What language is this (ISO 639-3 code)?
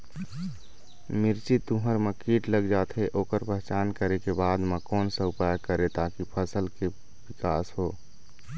hne